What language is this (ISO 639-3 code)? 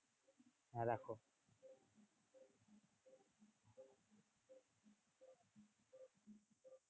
ben